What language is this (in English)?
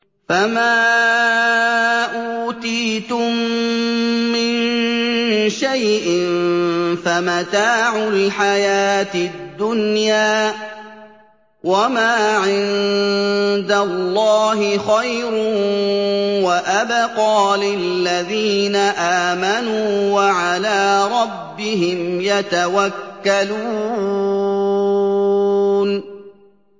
Arabic